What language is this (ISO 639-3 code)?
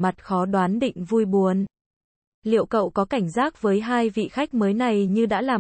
vie